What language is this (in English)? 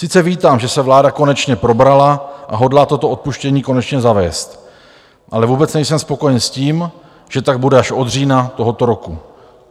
Czech